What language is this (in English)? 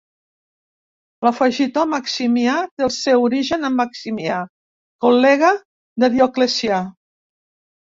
Catalan